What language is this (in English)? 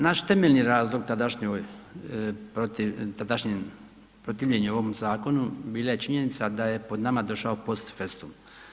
Croatian